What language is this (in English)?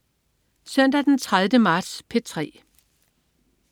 Danish